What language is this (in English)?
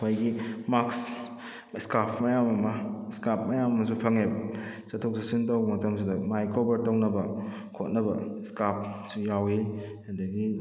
Manipuri